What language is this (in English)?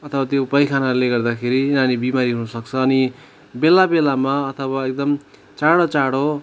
Nepali